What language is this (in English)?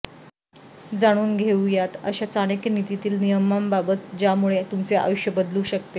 Marathi